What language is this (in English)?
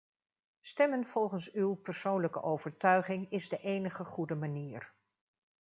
Dutch